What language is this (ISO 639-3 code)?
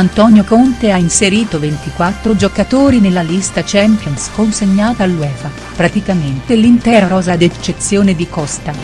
ita